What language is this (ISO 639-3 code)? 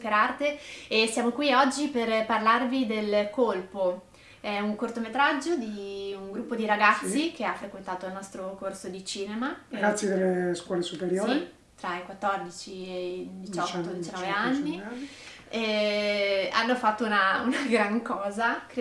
ita